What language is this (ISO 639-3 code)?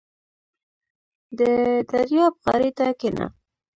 pus